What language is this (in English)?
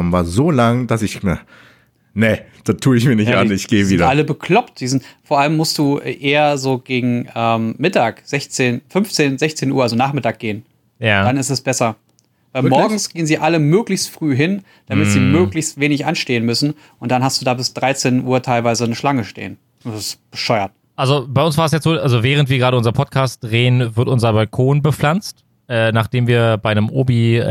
German